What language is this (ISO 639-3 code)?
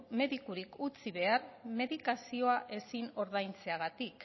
eus